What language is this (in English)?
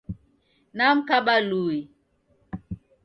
Taita